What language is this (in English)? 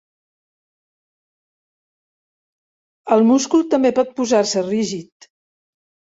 Catalan